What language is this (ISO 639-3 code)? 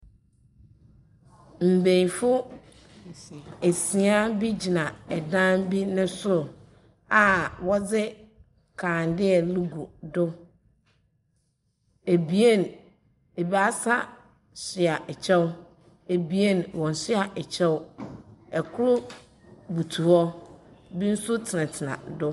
aka